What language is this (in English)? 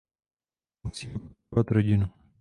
Czech